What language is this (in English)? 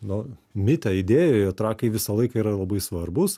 Lithuanian